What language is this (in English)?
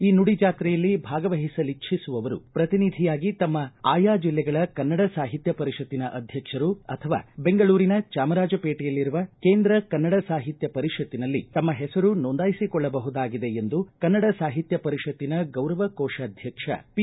Kannada